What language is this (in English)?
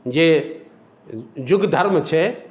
Maithili